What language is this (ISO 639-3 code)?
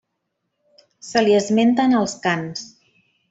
cat